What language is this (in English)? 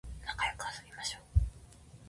Japanese